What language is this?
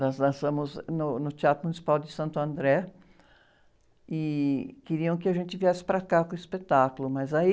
Portuguese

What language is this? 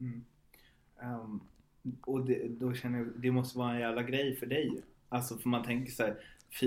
Swedish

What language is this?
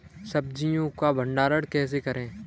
Hindi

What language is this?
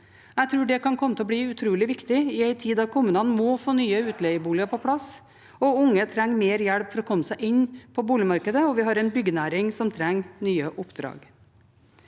Norwegian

